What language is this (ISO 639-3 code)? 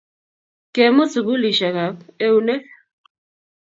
kln